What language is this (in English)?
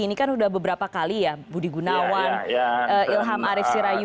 Indonesian